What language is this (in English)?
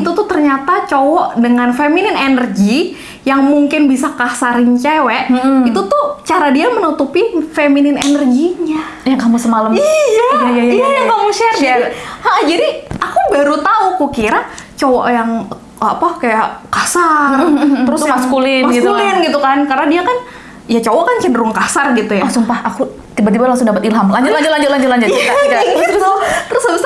Indonesian